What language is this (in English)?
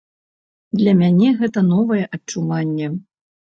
Belarusian